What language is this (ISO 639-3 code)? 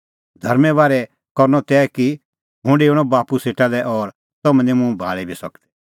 kfx